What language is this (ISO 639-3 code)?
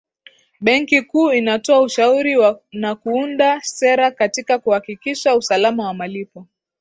swa